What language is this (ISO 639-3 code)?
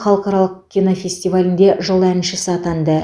kaz